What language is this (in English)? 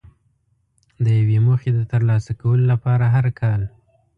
Pashto